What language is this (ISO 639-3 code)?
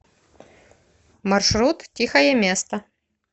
rus